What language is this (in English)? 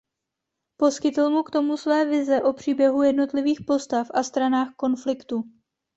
Czech